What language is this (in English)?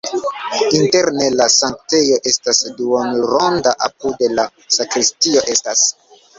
Esperanto